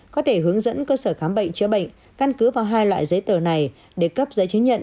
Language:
Vietnamese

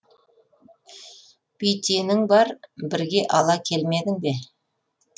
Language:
Kazakh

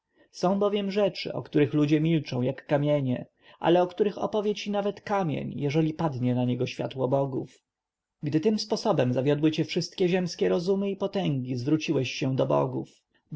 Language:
Polish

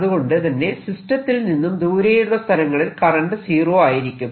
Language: Malayalam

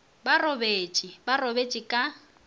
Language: Northern Sotho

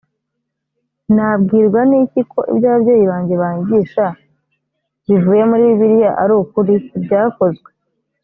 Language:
Kinyarwanda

